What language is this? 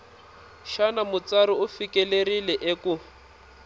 Tsonga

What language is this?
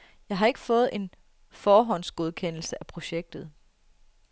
Danish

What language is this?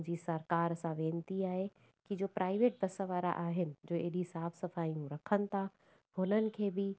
Sindhi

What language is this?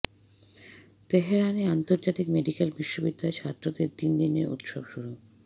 Bangla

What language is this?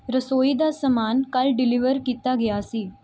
Punjabi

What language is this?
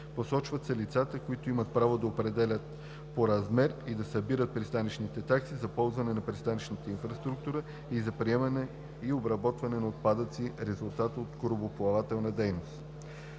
Bulgarian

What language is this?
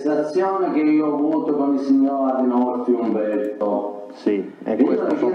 Italian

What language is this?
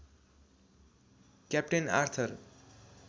Nepali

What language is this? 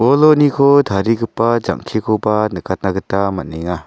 Garo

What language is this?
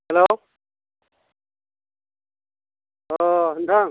Bodo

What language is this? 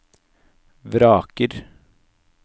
Norwegian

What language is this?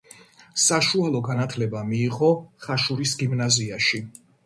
Georgian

